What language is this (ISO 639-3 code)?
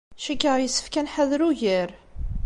kab